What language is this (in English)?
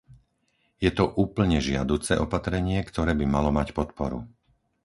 Slovak